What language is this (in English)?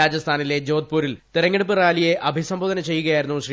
Malayalam